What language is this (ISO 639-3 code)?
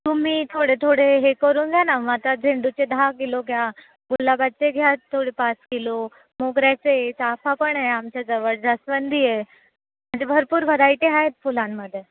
mar